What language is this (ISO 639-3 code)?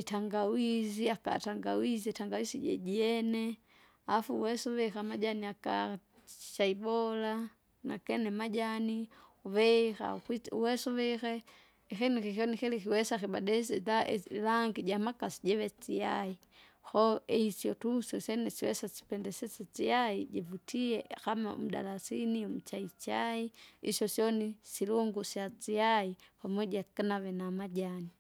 zga